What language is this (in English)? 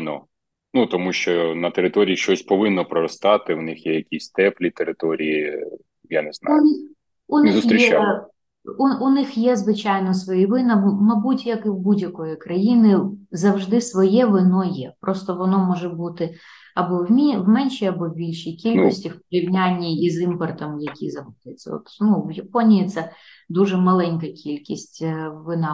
Ukrainian